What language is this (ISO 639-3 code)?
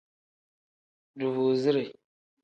kdh